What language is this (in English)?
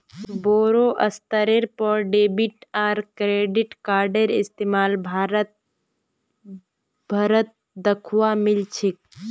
Magahi